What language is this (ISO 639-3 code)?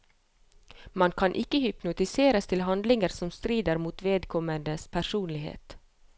nor